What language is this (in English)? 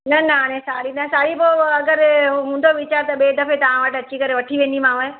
Sindhi